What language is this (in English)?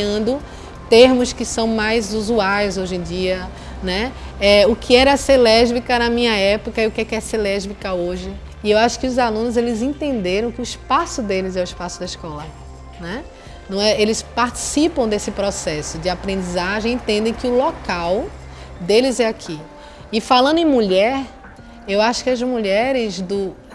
Portuguese